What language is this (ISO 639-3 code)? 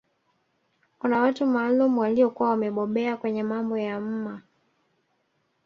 swa